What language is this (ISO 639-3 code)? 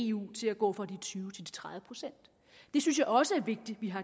dan